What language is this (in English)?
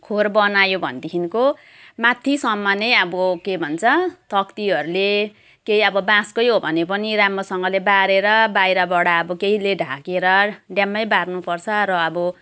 Nepali